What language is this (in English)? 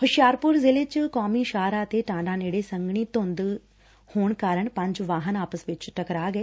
Punjabi